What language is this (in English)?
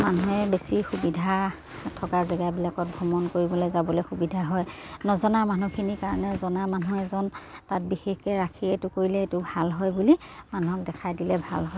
Assamese